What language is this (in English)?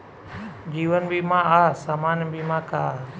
Bhojpuri